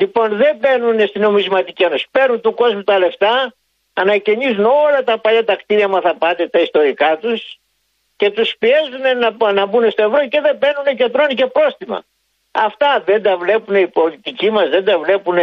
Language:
Greek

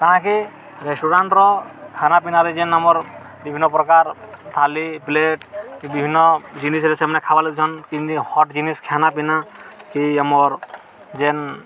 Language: Odia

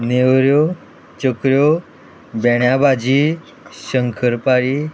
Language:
Konkani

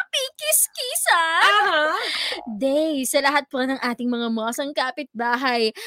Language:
Filipino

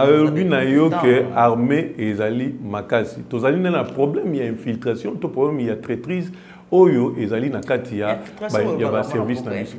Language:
French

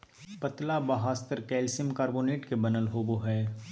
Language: Magahi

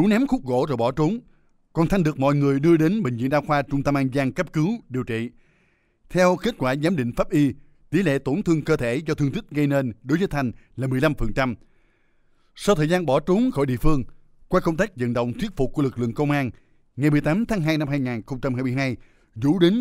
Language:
Vietnamese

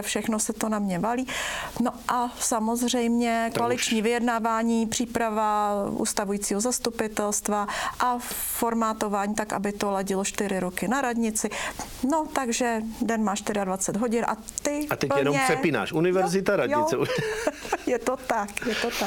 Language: Czech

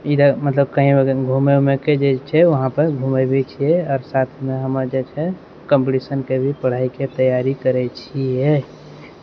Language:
Maithili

